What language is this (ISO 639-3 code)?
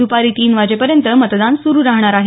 mar